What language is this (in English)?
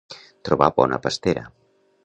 Catalan